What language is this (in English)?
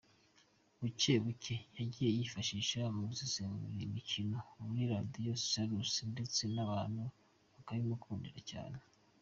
Kinyarwanda